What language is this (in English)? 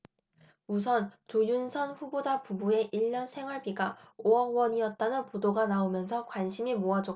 Korean